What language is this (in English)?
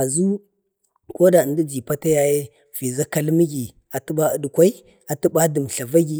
Bade